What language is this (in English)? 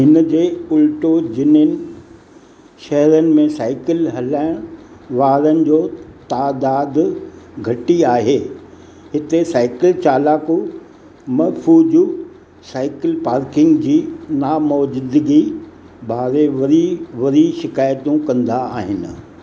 Sindhi